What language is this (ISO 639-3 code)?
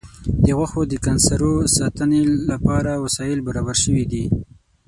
pus